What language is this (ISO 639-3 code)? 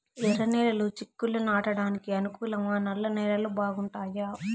tel